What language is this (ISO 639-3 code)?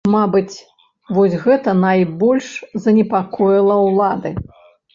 bel